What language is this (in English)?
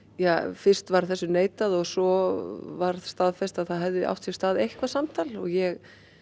Icelandic